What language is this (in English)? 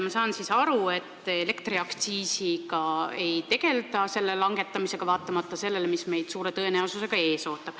Estonian